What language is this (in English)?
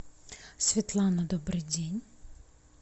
Russian